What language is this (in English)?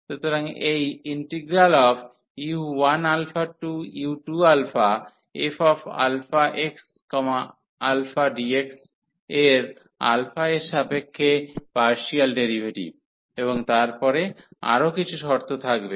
Bangla